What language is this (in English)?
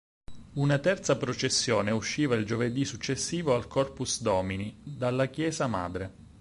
Italian